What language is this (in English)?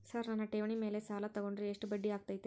Kannada